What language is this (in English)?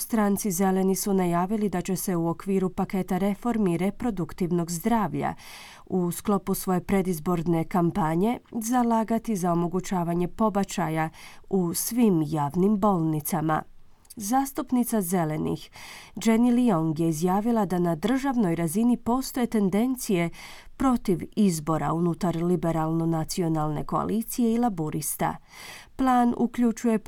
Croatian